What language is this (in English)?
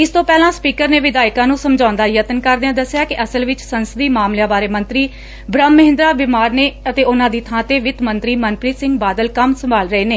Punjabi